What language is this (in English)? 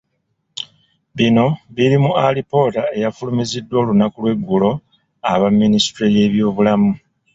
Ganda